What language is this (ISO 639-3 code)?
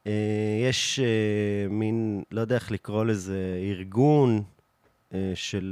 heb